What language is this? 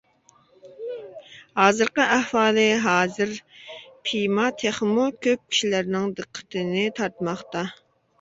Uyghur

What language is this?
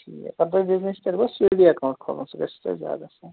Kashmiri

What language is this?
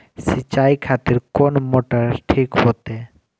Maithili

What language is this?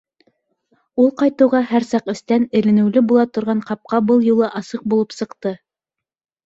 Bashkir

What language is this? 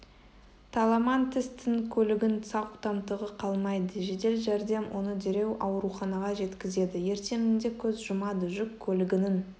Kazakh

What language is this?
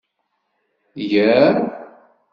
Kabyle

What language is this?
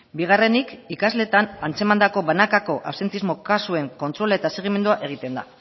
Basque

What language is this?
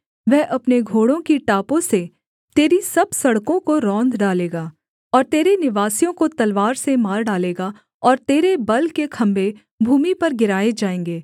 Hindi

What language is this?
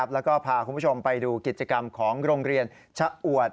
Thai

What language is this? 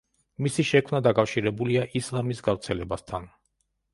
Georgian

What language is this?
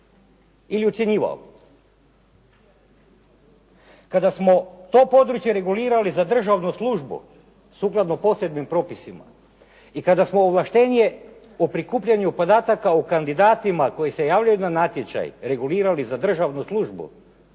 Croatian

